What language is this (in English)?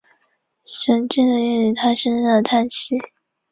Chinese